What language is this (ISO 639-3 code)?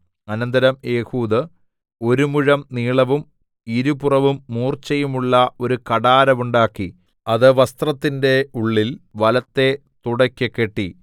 mal